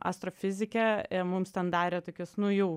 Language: Lithuanian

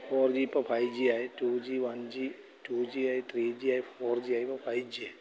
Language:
Malayalam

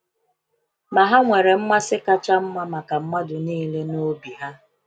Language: Igbo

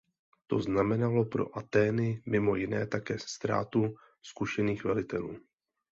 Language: Czech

